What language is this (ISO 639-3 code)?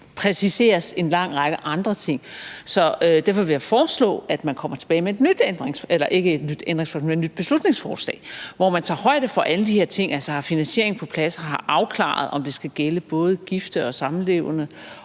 dan